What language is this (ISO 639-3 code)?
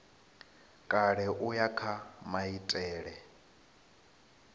ven